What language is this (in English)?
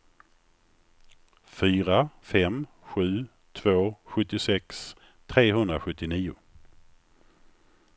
Swedish